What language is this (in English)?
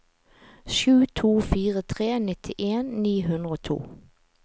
Norwegian